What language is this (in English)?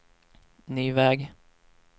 Swedish